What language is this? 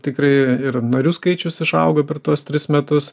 Lithuanian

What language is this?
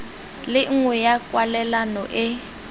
Tswana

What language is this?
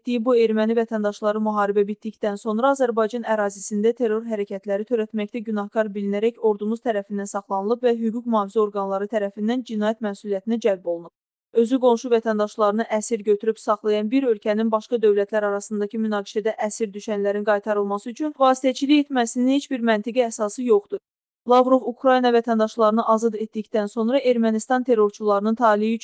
Turkish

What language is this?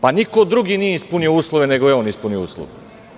Serbian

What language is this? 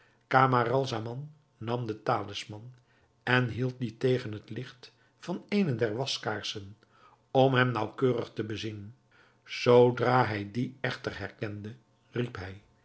Dutch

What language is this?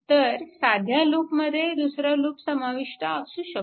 Marathi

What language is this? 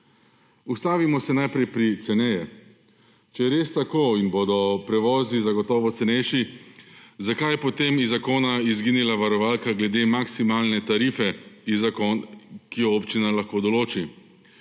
Slovenian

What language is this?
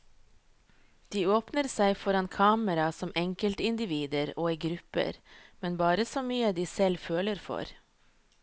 Norwegian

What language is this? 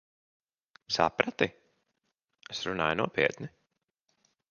Latvian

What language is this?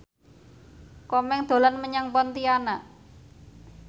Javanese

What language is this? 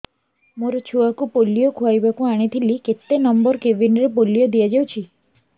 Odia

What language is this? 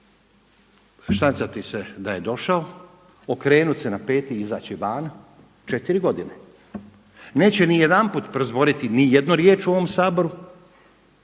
Croatian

